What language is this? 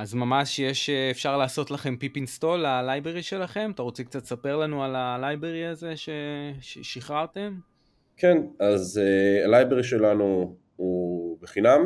Hebrew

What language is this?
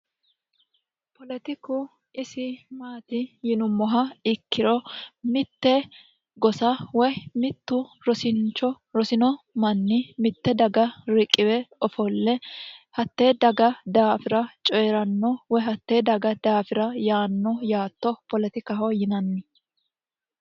Sidamo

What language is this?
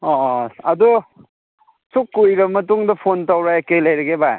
Manipuri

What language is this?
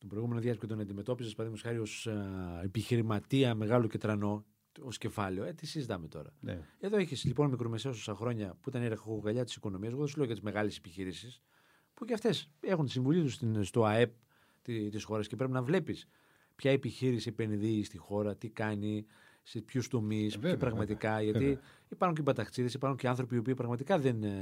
Greek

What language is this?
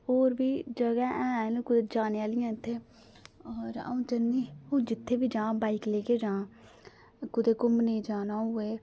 Dogri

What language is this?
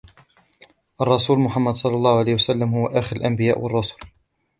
Arabic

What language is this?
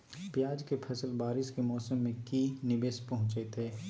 Magahi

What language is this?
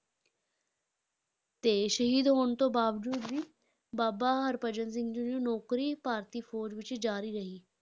Punjabi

